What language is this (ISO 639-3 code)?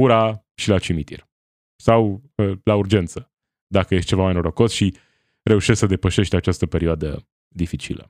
ron